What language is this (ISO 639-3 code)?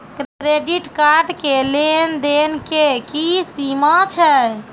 mai